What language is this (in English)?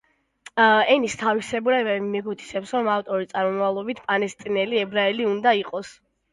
Georgian